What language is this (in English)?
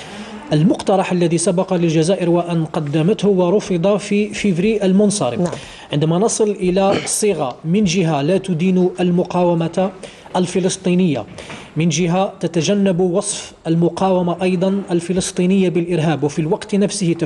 Arabic